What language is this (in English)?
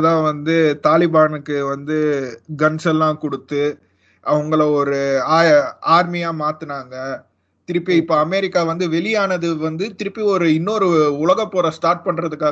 Tamil